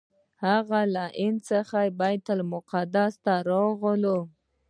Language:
Pashto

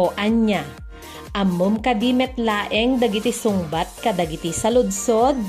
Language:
Filipino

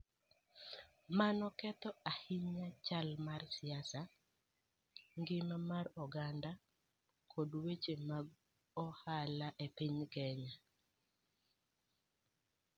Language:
Luo (Kenya and Tanzania)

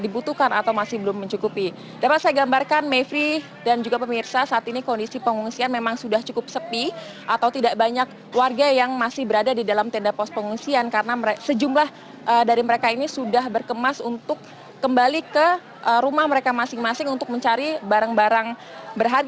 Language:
Indonesian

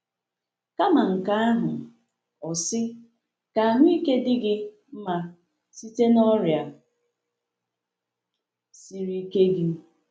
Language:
Igbo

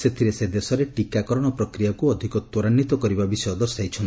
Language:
Odia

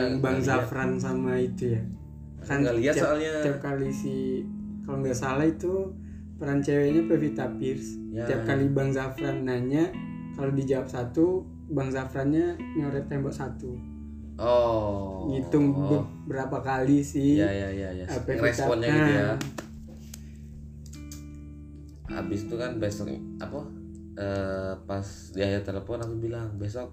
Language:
Indonesian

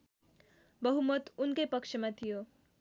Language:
Nepali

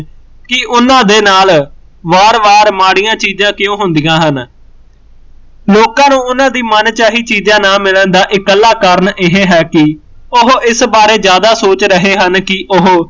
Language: Punjabi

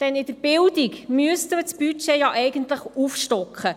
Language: Swiss German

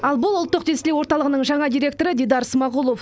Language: Kazakh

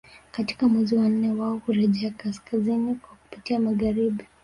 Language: Swahili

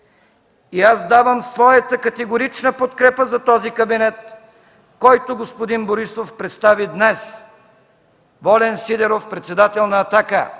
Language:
Bulgarian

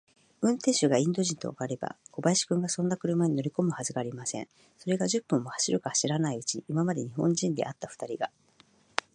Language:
Japanese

